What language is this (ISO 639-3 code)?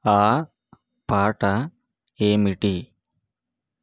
tel